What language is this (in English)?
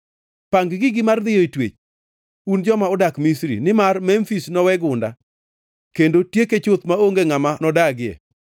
Luo (Kenya and Tanzania)